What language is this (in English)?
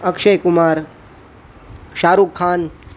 Gujarati